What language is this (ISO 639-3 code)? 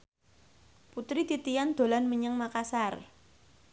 jav